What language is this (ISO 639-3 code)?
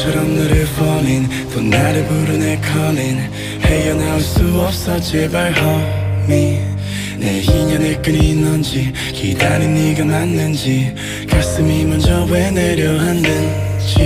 tur